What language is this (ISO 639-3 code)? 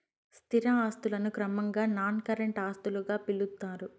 tel